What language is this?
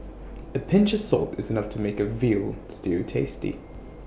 English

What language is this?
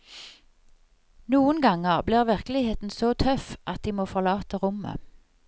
Norwegian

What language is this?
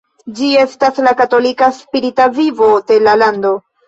Esperanto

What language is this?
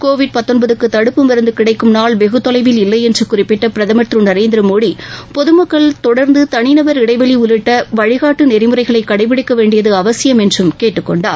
Tamil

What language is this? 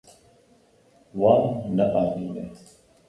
Kurdish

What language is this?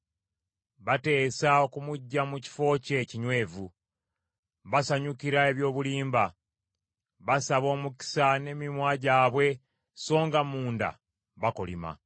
Ganda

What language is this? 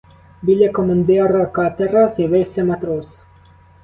Ukrainian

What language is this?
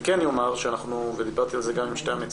Hebrew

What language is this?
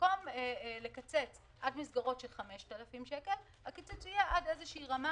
Hebrew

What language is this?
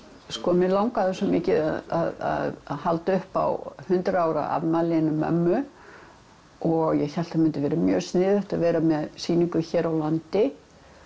Icelandic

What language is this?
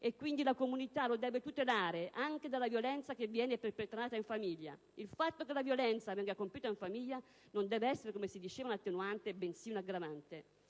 Italian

